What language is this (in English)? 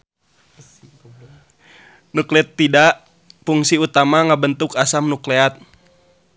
Sundanese